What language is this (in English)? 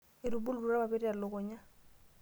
Masai